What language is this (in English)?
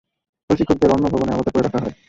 Bangla